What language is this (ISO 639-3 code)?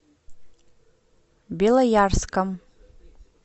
rus